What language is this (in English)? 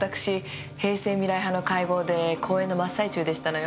Japanese